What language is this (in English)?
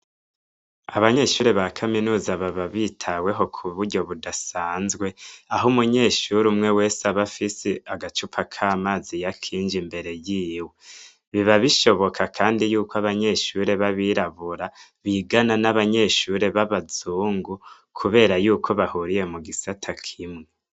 Rundi